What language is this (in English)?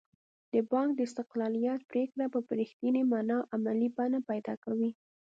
Pashto